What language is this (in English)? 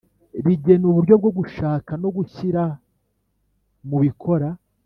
Kinyarwanda